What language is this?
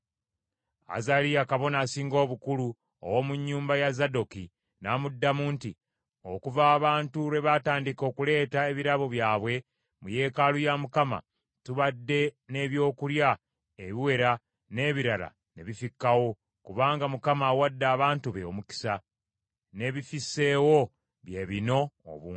Ganda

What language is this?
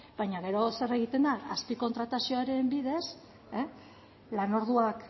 Basque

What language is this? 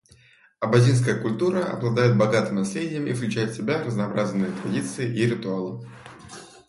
Russian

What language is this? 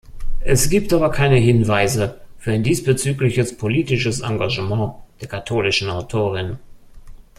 German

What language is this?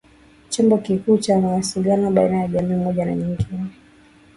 Swahili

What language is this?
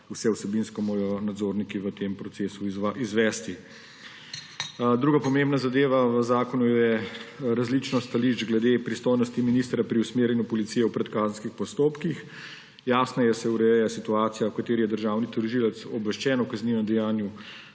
Slovenian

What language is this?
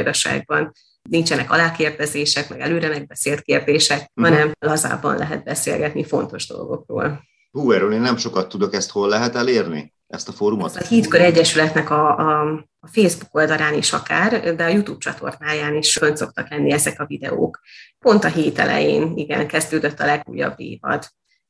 Hungarian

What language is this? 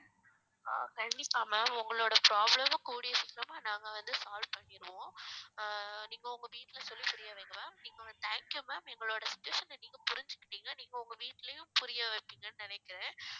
Tamil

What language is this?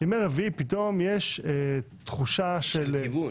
Hebrew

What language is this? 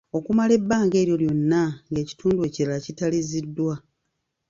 Ganda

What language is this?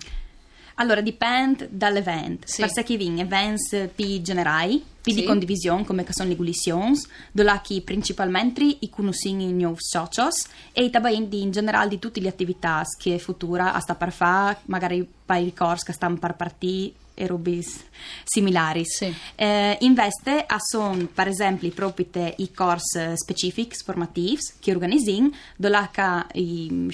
Italian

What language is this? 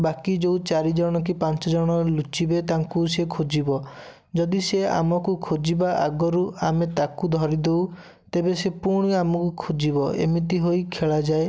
Odia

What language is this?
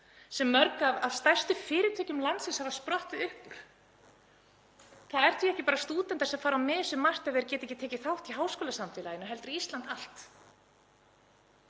Icelandic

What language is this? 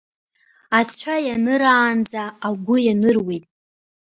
Abkhazian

